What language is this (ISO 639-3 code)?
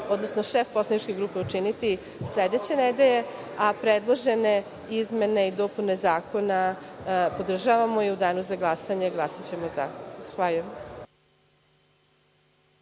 srp